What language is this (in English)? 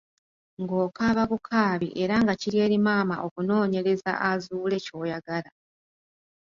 Ganda